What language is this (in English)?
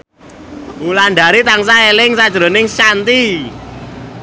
Javanese